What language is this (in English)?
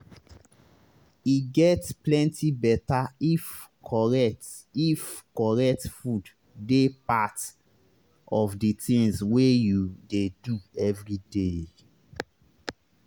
Nigerian Pidgin